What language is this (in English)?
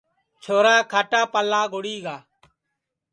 Sansi